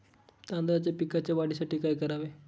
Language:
Marathi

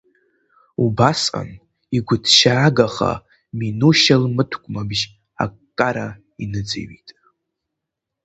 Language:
Abkhazian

